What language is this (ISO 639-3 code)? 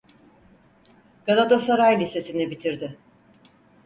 tur